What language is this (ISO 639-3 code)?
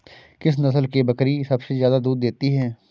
hin